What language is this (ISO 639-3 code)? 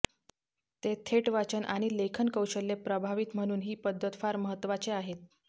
mar